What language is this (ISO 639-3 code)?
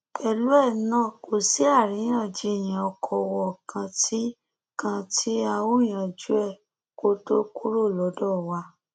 yor